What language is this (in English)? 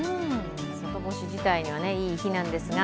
Japanese